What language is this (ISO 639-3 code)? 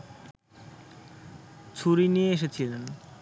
ben